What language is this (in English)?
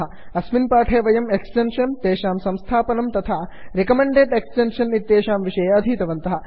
Sanskrit